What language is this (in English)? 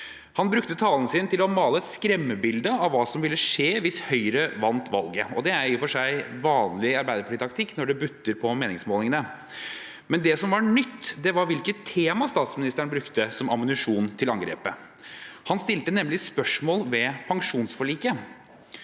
Norwegian